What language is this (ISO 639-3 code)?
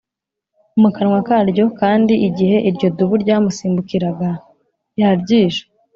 kin